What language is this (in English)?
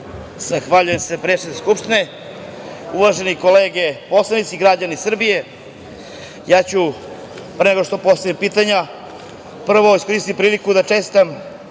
Serbian